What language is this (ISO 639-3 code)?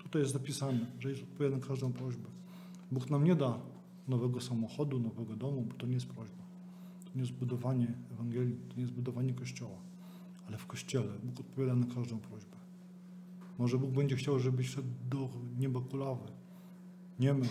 pol